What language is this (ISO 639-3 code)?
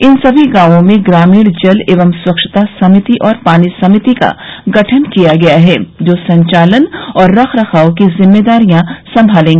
hin